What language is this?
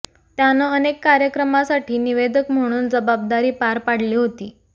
Marathi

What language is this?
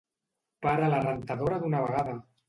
Catalan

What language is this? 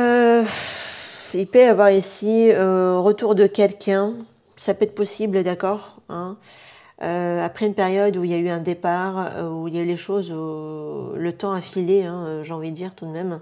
French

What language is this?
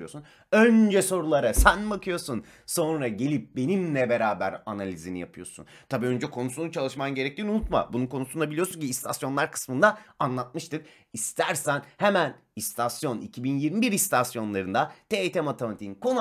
Turkish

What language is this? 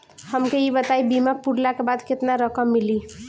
Bhojpuri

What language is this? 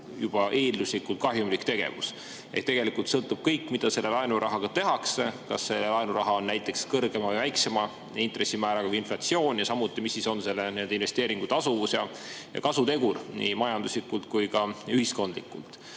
Estonian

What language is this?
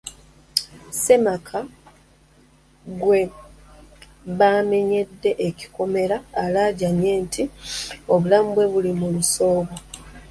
Ganda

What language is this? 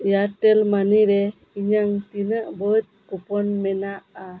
Santali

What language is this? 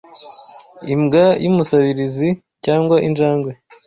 Kinyarwanda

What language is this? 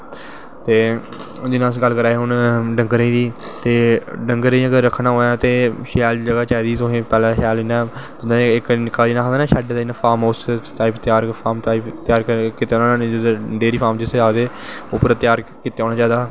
Dogri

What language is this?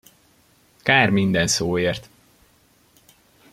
Hungarian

